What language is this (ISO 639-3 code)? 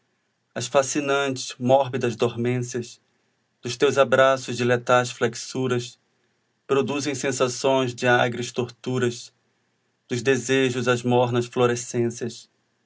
por